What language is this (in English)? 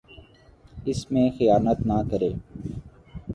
Urdu